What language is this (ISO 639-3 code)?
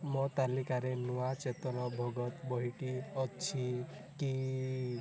ori